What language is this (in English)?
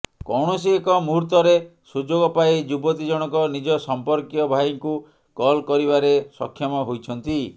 Odia